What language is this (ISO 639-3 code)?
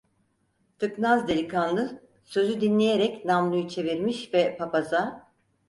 tur